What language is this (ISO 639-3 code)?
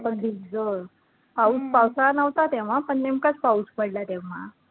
mar